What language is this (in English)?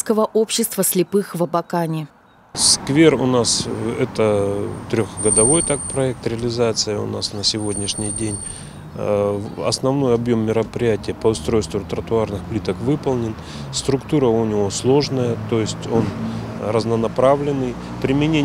Russian